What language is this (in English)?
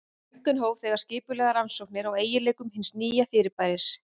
Icelandic